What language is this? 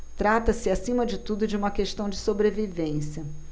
Portuguese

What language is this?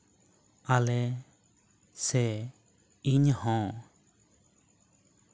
Santali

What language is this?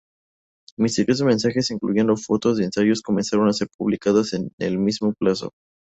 Spanish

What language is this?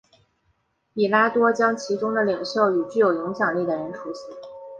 Chinese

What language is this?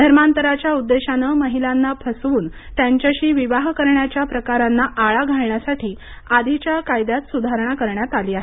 Marathi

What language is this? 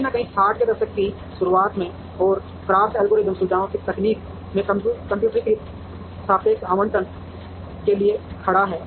Hindi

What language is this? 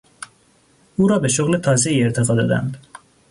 Persian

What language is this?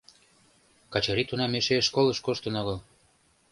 Mari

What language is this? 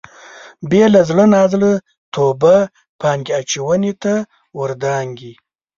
Pashto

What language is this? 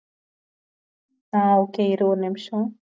Tamil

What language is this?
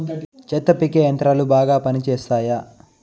Telugu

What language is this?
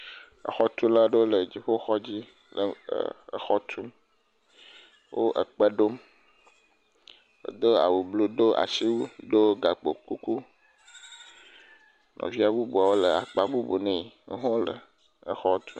Ewe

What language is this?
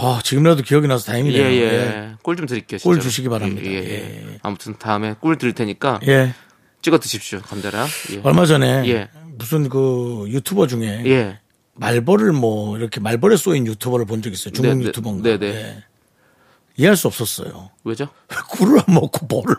Korean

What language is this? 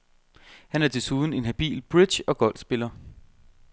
Danish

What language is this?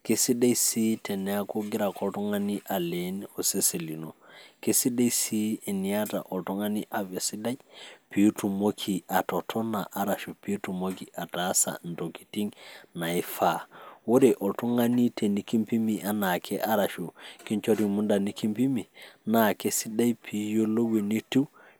Masai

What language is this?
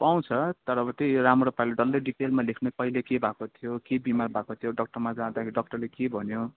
Nepali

